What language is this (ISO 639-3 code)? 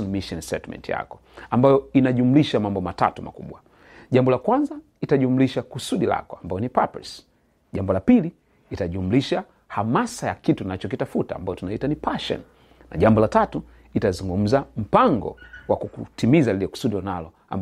swa